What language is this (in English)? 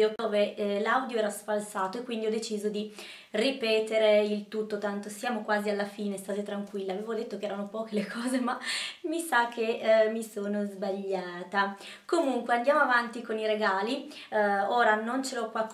Italian